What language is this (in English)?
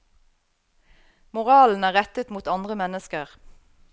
Norwegian